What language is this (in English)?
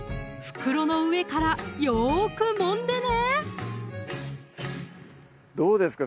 Japanese